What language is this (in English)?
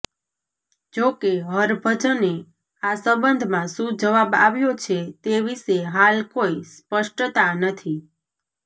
Gujarati